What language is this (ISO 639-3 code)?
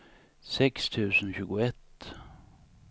swe